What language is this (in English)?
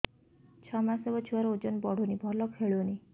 Odia